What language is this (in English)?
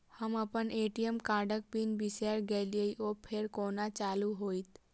Maithili